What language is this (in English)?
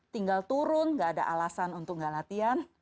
Indonesian